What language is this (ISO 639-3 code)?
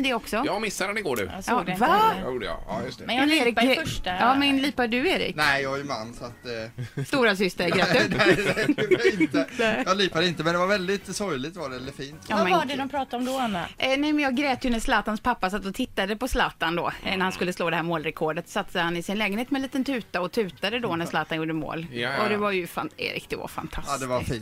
swe